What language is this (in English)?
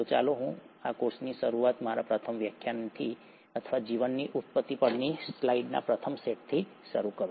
Gujarati